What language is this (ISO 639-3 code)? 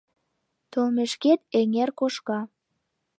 chm